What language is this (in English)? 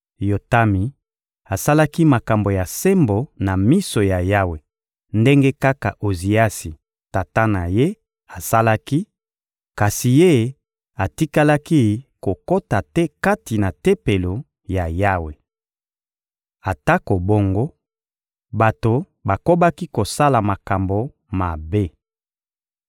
Lingala